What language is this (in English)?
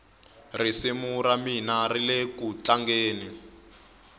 Tsonga